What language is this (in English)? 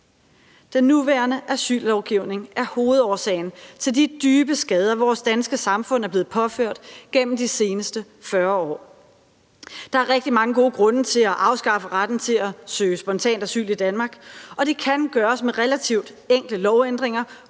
Danish